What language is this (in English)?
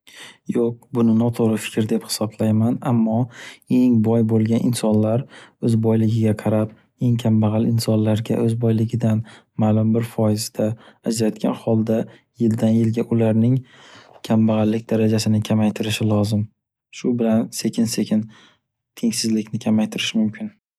Uzbek